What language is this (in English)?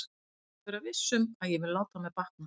Icelandic